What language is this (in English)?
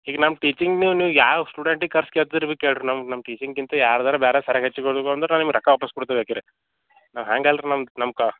Kannada